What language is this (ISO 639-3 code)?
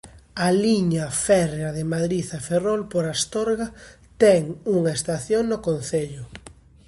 glg